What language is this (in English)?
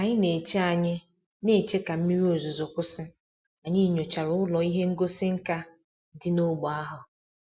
Igbo